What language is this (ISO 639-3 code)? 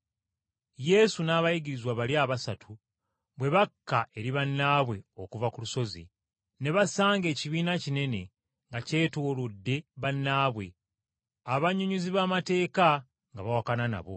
lug